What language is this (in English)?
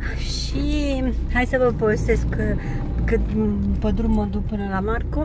Romanian